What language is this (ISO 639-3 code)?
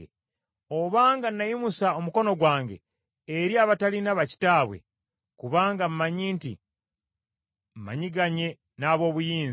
lug